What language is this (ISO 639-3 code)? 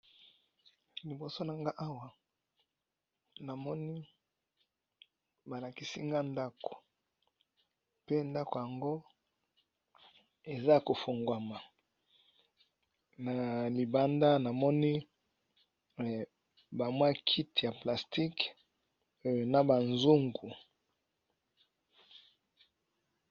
lin